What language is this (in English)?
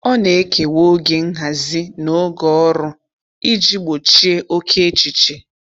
Igbo